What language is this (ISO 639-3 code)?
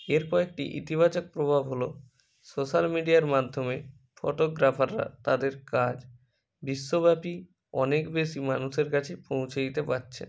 ben